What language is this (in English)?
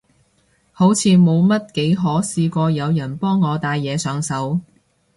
Cantonese